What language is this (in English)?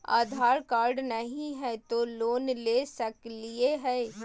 Magahi